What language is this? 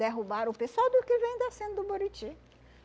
Portuguese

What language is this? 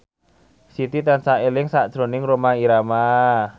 Javanese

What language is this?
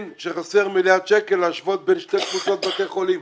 Hebrew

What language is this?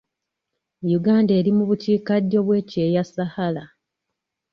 Ganda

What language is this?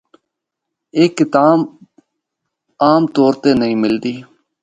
Northern Hindko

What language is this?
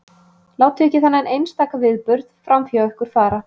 Icelandic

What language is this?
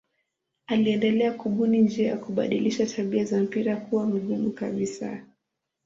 Swahili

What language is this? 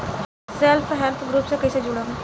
Bhojpuri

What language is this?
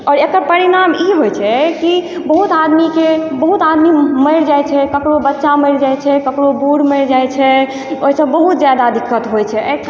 Maithili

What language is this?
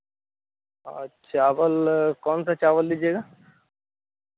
Hindi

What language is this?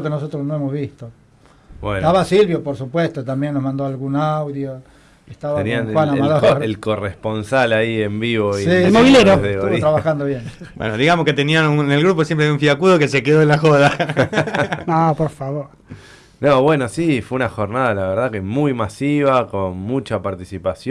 Spanish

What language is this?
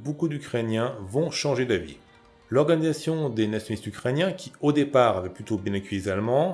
French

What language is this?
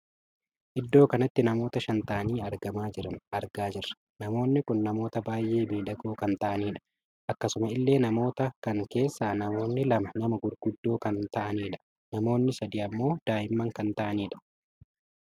Oromo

